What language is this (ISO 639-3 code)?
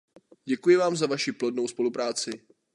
ces